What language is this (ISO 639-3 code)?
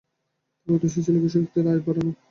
ben